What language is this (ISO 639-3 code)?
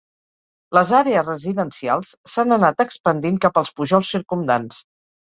cat